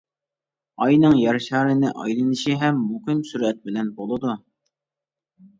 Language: Uyghur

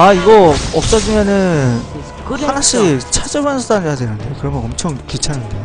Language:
Korean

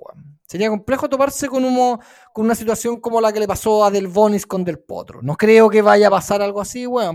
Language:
Spanish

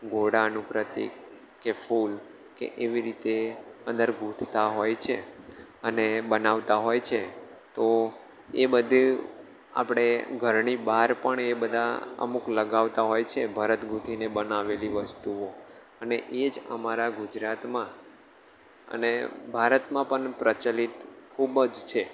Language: Gujarati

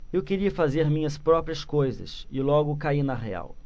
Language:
Portuguese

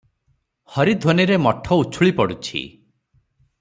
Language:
Odia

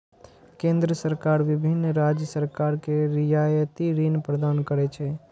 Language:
Maithili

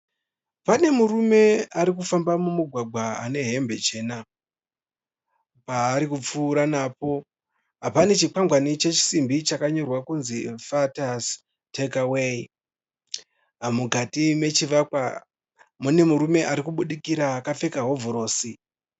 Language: Shona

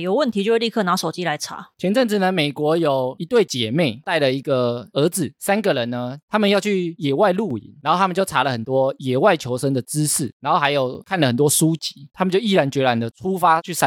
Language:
Chinese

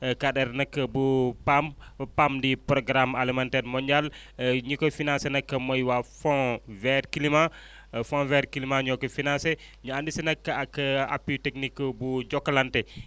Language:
Wolof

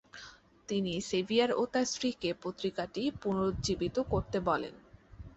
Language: Bangla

